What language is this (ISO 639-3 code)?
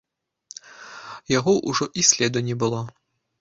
bel